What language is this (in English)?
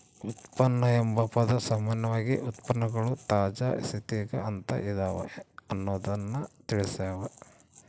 Kannada